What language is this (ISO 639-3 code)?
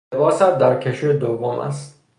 fas